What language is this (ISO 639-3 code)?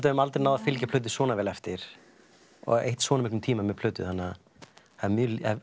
isl